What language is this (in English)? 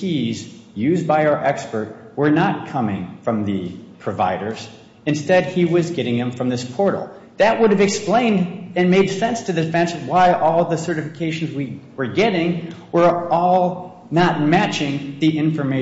English